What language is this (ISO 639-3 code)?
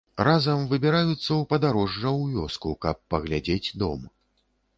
bel